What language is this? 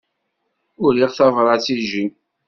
Kabyle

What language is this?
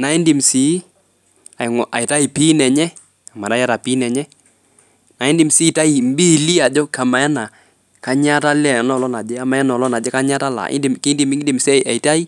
Masai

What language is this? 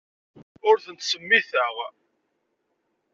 Kabyle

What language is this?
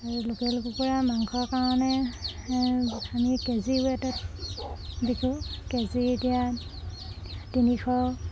Assamese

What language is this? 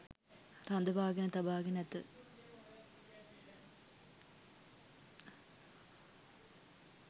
Sinhala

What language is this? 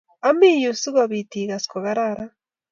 Kalenjin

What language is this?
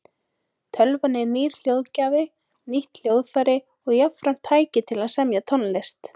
Icelandic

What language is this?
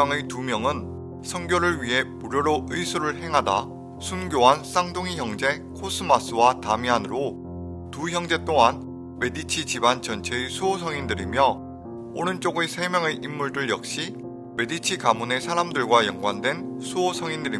Korean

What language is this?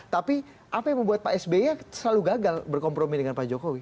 Indonesian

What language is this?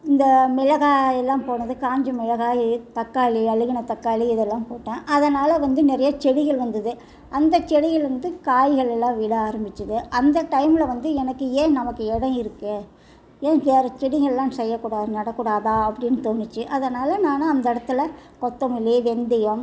Tamil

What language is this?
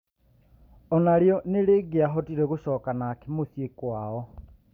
Kikuyu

